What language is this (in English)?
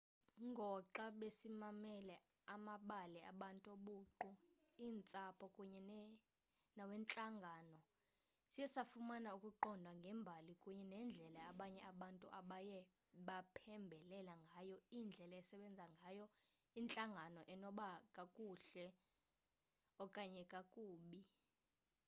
Xhosa